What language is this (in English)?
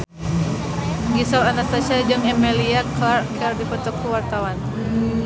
Sundanese